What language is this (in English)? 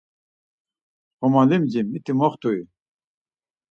Laz